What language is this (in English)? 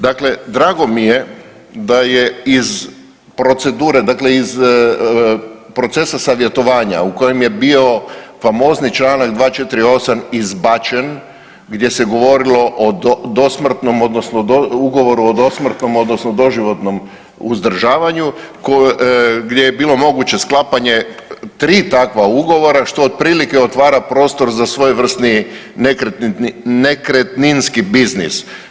Croatian